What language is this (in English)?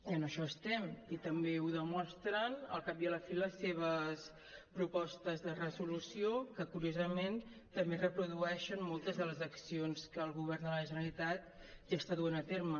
Catalan